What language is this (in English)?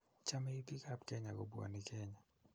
Kalenjin